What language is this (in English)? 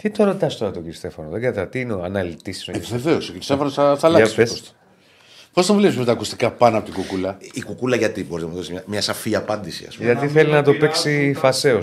Greek